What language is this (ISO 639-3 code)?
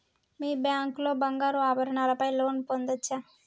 tel